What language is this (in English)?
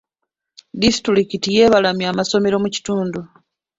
Ganda